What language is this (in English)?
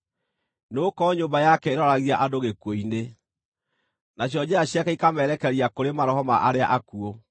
Kikuyu